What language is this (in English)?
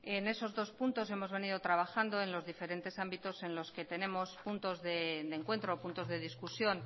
Spanish